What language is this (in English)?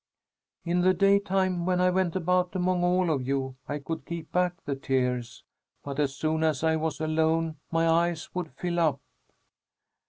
English